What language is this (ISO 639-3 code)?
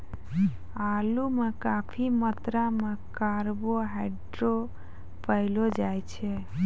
mai